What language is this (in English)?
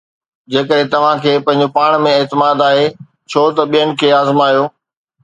Sindhi